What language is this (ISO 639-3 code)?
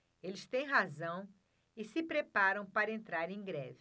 por